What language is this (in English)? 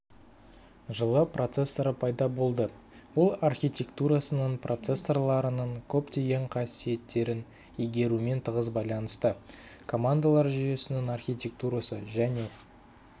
Kazakh